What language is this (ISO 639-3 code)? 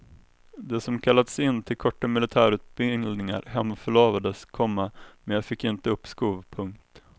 swe